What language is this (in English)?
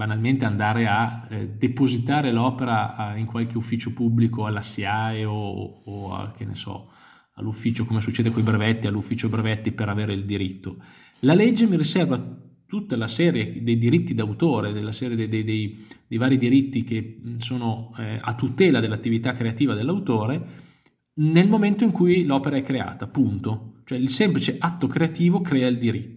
Italian